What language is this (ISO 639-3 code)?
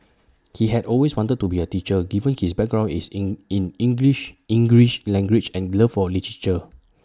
eng